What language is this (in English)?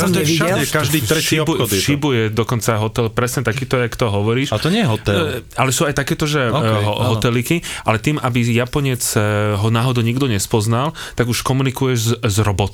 Slovak